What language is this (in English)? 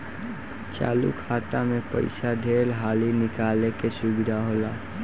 Bhojpuri